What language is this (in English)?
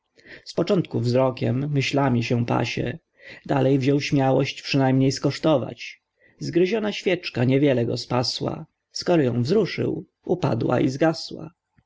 Polish